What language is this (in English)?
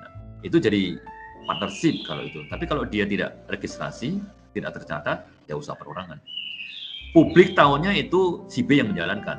Indonesian